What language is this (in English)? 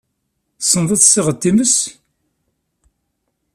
Kabyle